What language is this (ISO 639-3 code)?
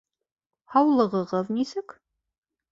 bak